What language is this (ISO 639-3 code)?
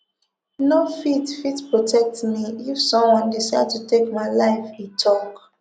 pcm